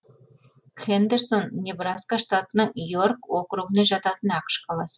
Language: Kazakh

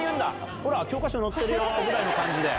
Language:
Japanese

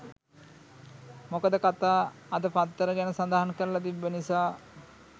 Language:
Sinhala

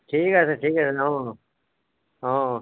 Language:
Assamese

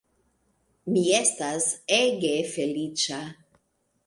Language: Esperanto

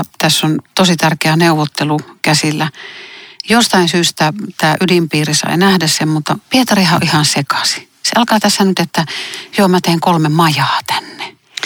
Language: Finnish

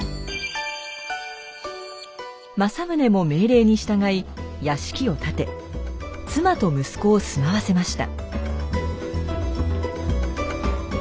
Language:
Japanese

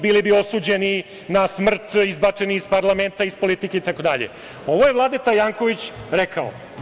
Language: Serbian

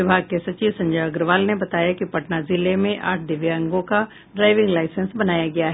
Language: Hindi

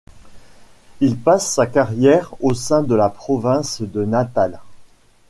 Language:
French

